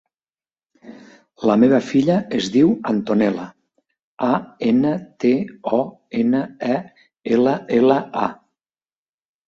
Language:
Catalan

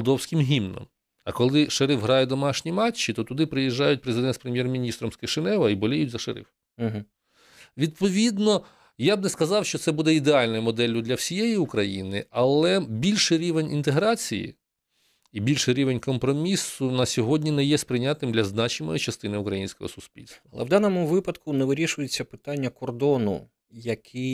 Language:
Ukrainian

